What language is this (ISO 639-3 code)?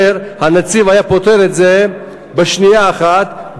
heb